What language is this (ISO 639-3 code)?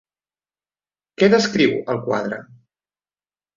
cat